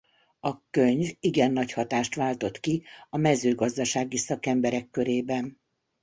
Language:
Hungarian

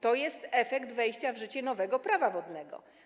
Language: Polish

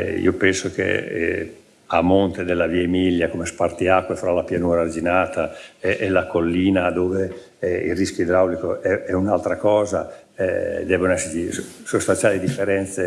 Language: Italian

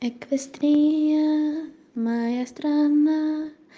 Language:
Russian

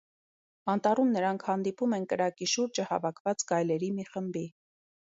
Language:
Armenian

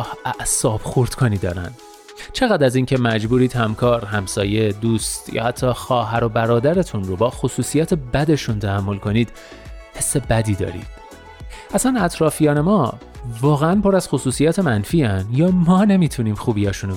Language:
Persian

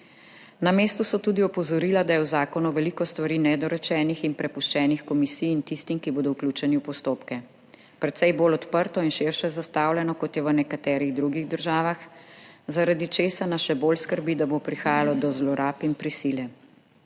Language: Slovenian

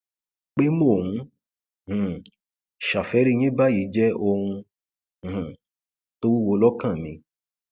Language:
Yoruba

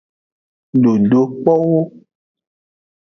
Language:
Aja (Benin)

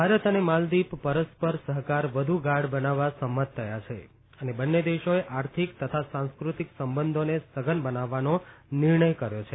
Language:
Gujarati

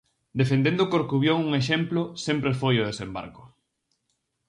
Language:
Galician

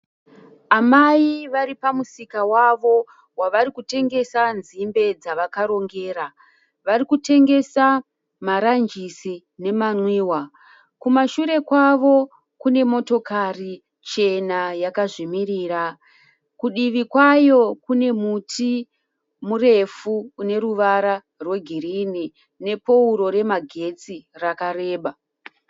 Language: Shona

